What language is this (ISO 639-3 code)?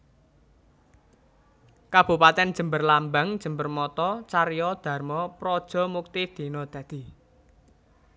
jav